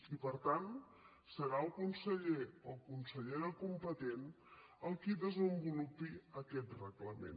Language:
Catalan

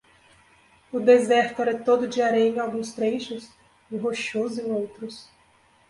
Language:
Portuguese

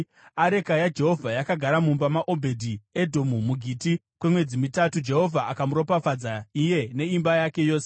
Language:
Shona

